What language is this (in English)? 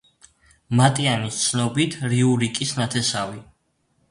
Georgian